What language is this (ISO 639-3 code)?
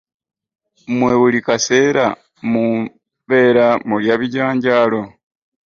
lug